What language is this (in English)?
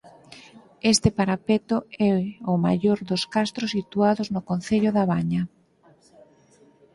Galician